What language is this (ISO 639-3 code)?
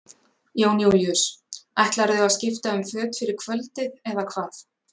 isl